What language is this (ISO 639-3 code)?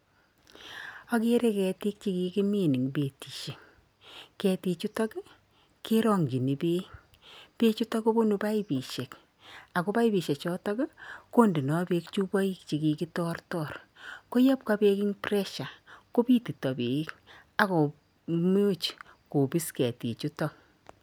kln